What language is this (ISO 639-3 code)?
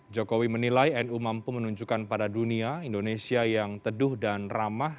ind